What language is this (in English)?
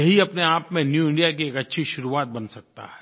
Hindi